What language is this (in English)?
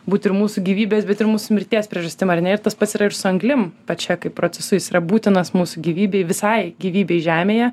Lithuanian